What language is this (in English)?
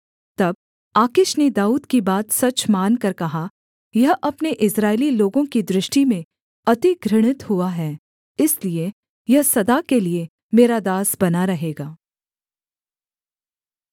Hindi